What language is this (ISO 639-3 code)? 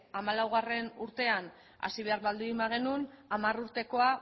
eus